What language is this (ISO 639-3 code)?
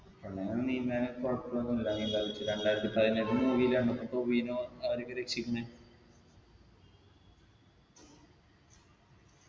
mal